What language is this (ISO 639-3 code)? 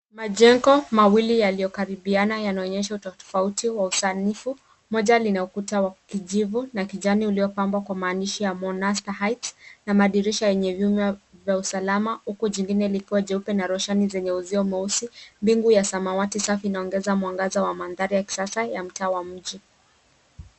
swa